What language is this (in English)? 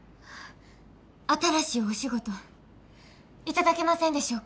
Japanese